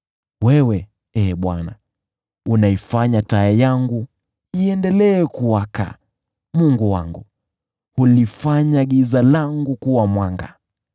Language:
Swahili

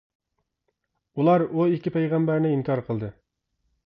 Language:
Uyghur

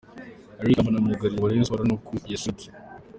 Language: Kinyarwanda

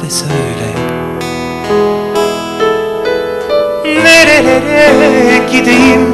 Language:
Turkish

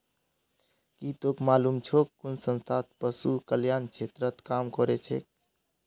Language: Magahi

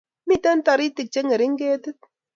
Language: Kalenjin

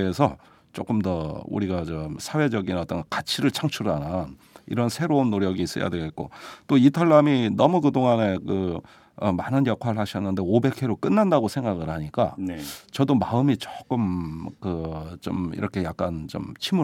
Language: Korean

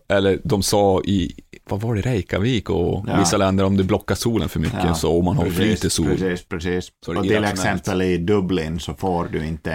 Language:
Swedish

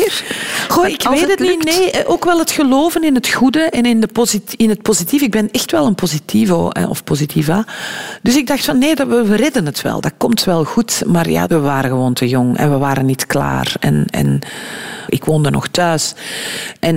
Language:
Dutch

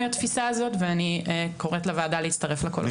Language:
Hebrew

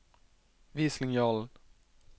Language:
Norwegian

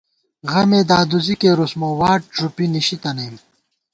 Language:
Gawar-Bati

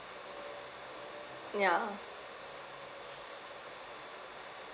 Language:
English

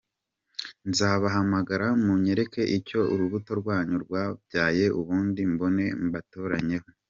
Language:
Kinyarwanda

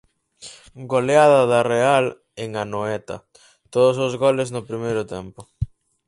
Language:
Galician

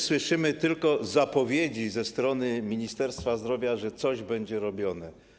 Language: Polish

